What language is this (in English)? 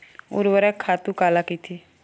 Chhattisgarhi